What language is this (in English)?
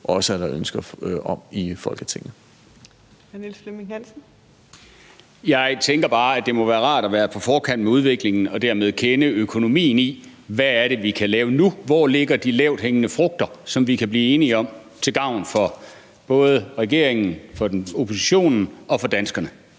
Danish